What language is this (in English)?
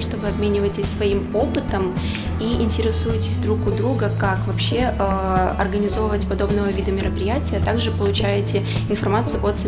Russian